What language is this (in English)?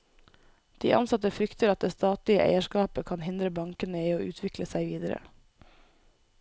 Norwegian